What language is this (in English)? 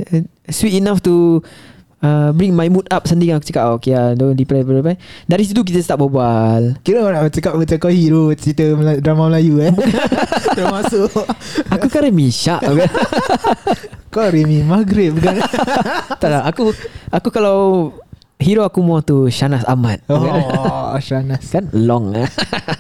Malay